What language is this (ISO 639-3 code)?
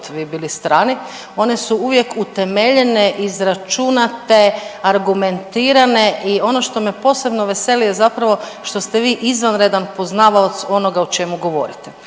hrv